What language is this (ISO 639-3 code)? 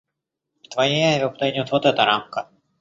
rus